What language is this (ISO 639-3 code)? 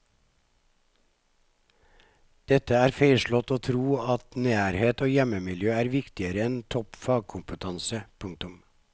nor